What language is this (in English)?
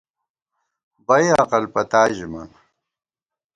Gawar-Bati